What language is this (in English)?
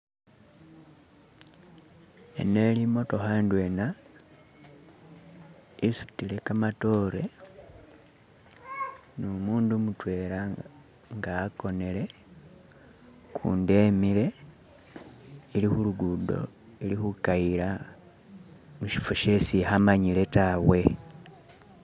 Masaaba